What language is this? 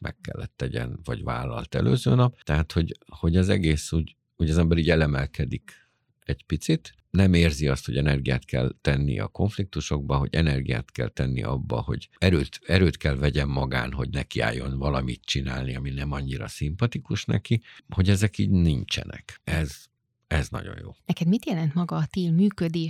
Hungarian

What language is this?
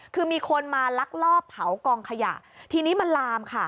Thai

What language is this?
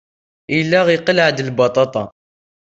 Kabyle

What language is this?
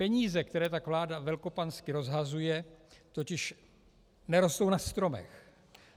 Czech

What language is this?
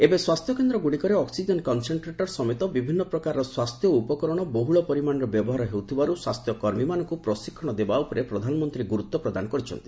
Odia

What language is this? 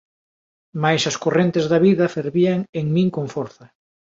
Galician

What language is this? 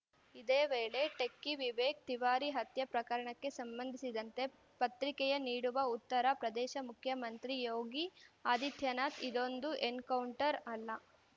Kannada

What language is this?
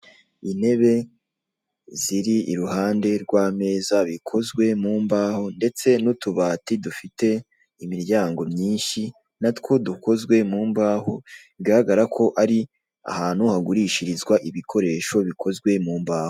Kinyarwanda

